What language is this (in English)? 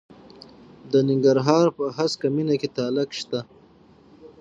Pashto